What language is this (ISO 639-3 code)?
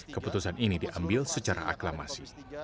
ind